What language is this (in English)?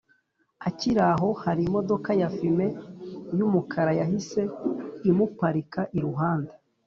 Kinyarwanda